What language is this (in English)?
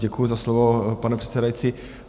Czech